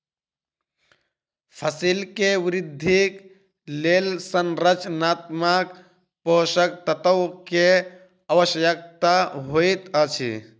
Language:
Maithili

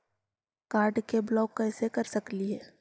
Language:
Magahi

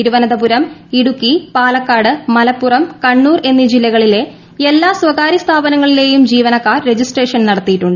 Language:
Malayalam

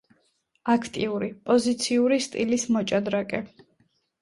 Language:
Georgian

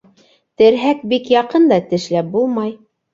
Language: Bashkir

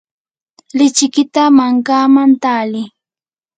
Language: Yanahuanca Pasco Quechua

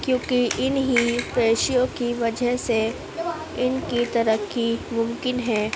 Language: Urdu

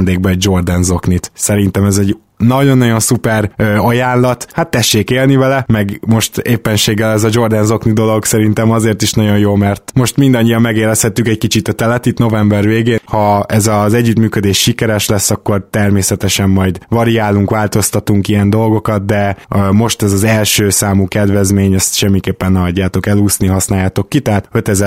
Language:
Hungarian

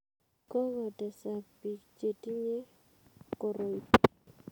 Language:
Kalenjin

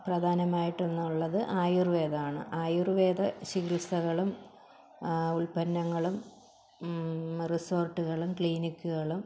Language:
Malayalam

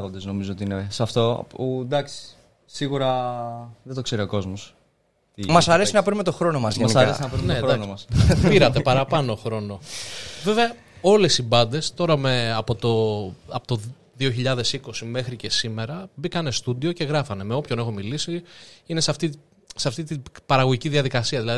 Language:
Greek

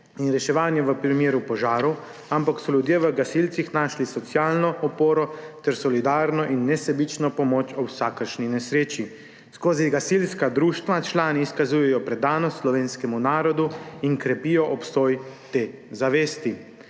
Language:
Slovenian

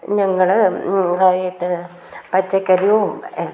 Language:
Malayalam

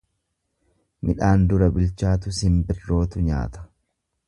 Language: Oromo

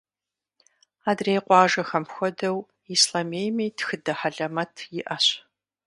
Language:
Kabardian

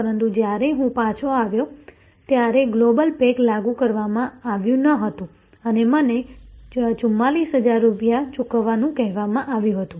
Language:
Gujarati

